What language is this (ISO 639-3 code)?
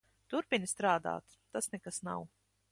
lav